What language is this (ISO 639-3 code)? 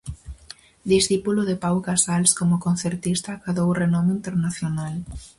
glg